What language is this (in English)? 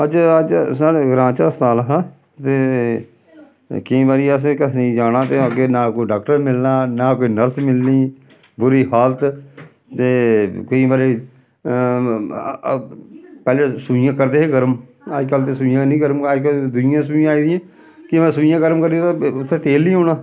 Dogri